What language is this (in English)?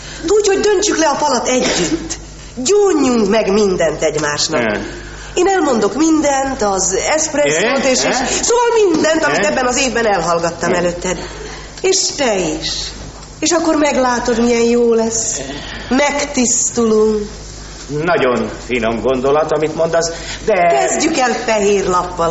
Hungarian